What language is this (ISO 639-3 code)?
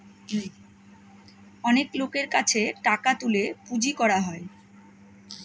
ben